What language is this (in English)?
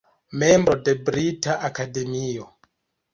Esperanto